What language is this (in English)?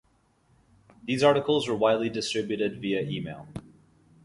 English